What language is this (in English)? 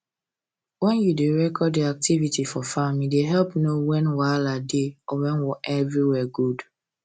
Nigerian Pidgin